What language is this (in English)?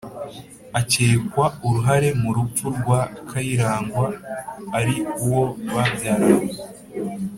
Kinyarwanda